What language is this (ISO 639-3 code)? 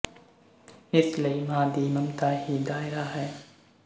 pan